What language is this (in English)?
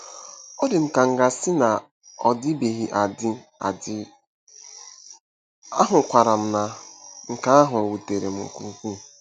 Igbo